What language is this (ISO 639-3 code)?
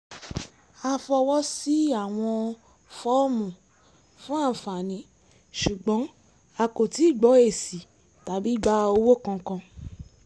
yor